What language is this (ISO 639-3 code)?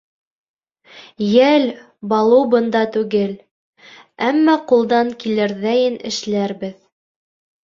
bak